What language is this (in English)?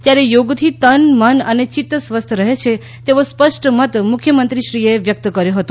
Gujarati